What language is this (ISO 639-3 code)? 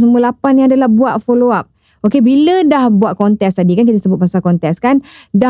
msa